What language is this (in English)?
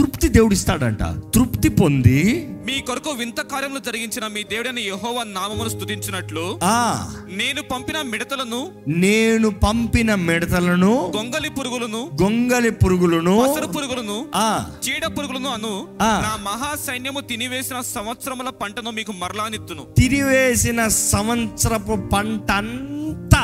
Telugu